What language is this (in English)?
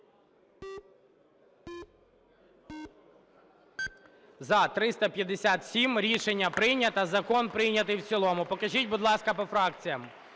Ukrainian